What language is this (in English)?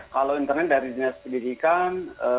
Indonesian